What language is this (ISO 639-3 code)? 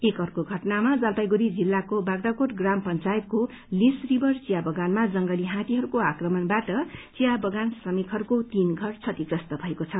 nep